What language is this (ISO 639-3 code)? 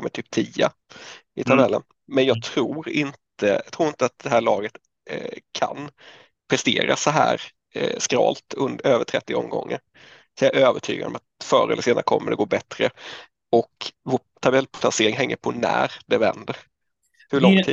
swe